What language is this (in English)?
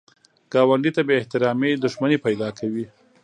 Pashto